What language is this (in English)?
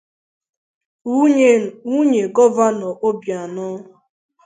Igbo